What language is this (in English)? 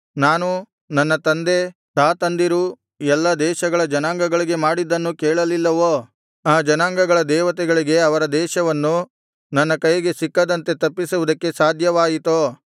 Kannada